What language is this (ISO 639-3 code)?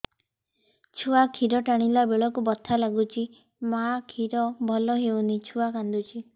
ori